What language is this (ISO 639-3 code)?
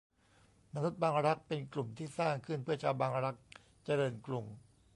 tha